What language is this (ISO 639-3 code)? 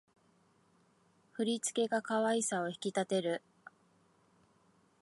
jpn